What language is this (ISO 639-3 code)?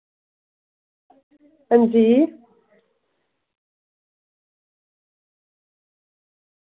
doi